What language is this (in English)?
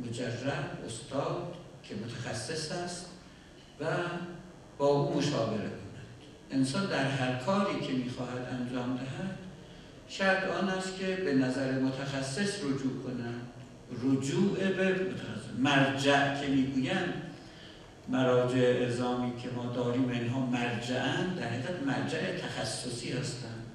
Persian